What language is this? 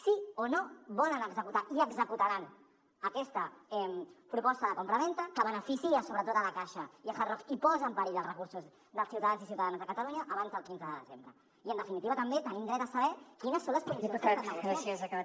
Catalan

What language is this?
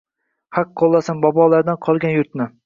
Uzbek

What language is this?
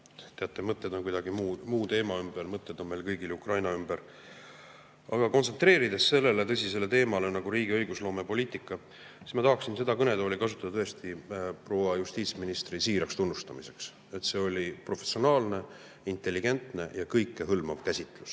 Estonian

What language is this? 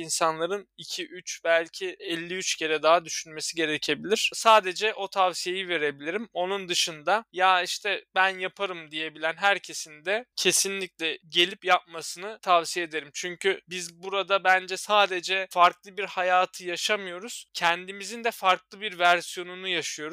Turkish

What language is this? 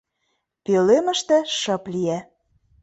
Mari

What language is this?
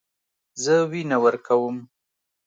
Pashto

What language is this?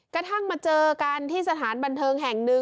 Thai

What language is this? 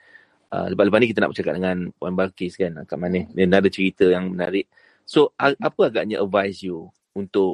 Malay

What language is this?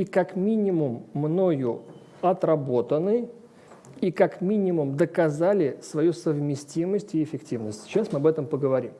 Russian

